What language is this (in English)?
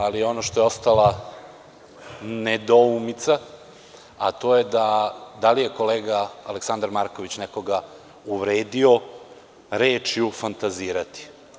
Serbian